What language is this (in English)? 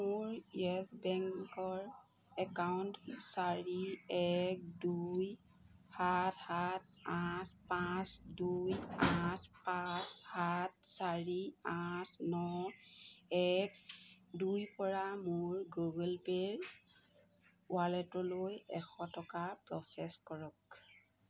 Assamese